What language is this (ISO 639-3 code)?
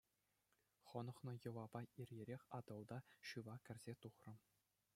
chv